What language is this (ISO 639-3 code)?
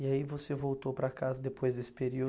por